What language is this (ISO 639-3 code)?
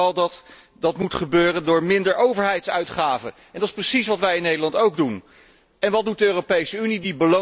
nld